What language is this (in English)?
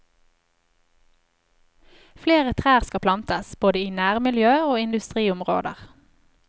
Norwegian